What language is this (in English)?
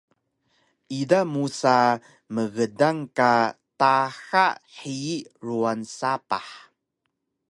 Taroko